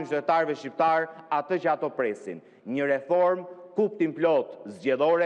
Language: Romanian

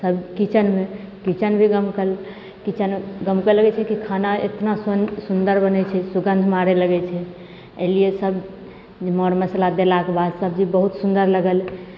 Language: Maithili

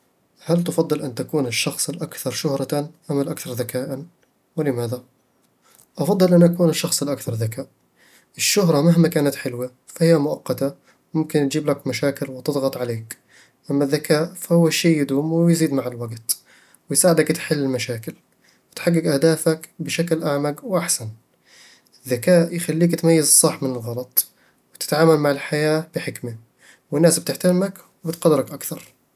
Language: Eastern Egyptian Bedawi Arabic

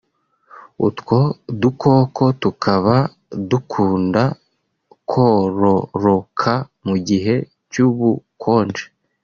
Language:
Kinyarwanda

